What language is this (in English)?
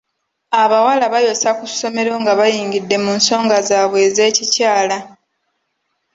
Ganda